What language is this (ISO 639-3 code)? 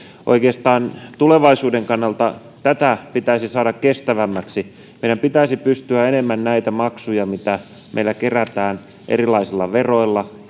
fin